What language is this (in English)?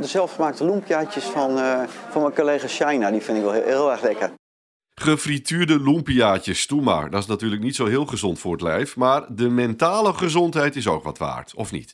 Dutch